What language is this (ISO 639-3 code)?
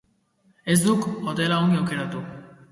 eus